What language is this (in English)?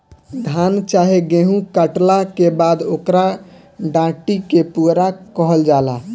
Bhojpuri